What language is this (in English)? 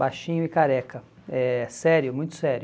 Portuguese